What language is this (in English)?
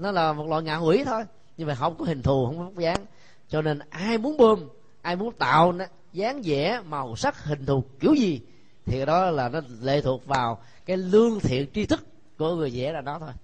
Vietnamese